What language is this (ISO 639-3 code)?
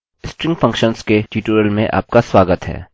hin